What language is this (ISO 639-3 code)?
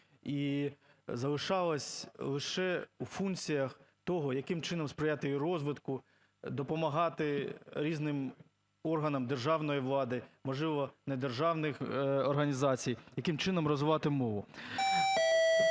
ukr